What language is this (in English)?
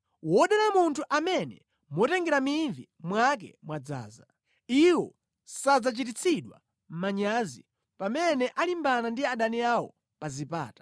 Nyanja